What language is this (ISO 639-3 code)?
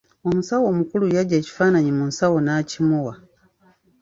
lug